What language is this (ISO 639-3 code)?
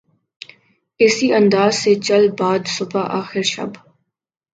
urd